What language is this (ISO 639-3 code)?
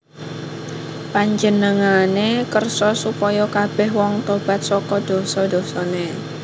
jav